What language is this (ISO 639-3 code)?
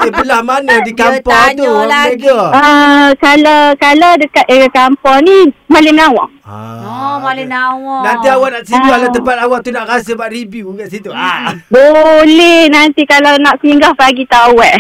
msa